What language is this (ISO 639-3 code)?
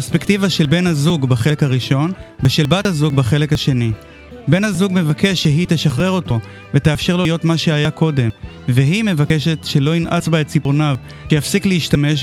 heb